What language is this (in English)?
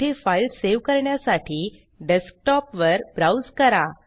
Marathi